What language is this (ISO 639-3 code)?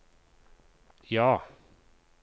nor